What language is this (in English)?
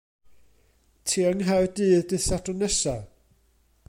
Welsh